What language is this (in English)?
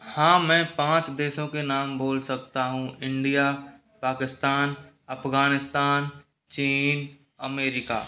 Hindi